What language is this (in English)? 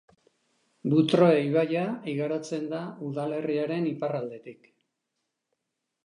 Basque